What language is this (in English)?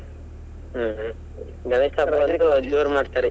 Kannada